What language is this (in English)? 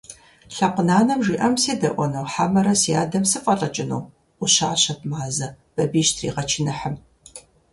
Kabardian